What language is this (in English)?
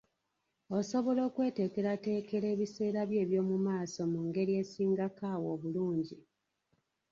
Ganda